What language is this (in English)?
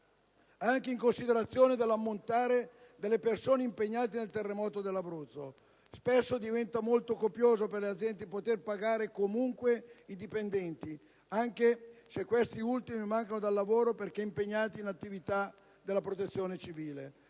Italian